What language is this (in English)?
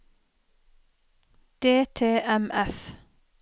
Norwegian